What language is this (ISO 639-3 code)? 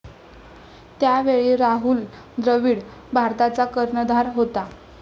mar